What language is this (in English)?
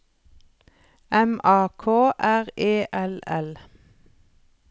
Norwegian